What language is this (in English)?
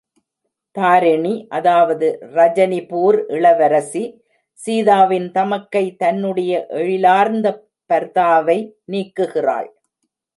Tamil